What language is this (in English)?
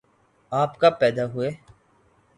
Urdu